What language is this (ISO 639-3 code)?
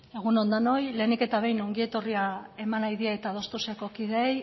eus